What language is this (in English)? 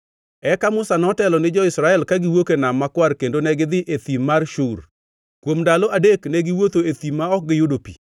Luo (Kenya and Tanzania)